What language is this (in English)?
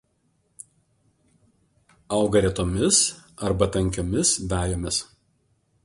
Lithuanian